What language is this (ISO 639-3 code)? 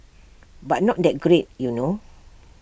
eng